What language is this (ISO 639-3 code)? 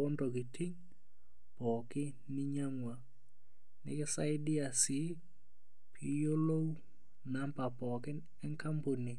mas